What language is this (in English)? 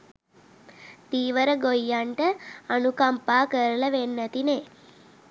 Sinhala